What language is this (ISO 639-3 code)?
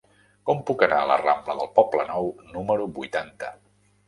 cat